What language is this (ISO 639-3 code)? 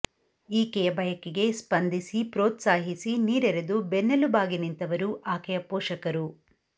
kan